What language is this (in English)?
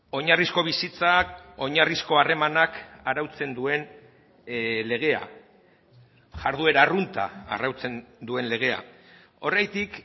Basque